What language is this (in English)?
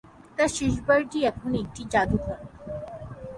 Bangla